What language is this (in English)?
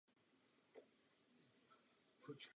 Czech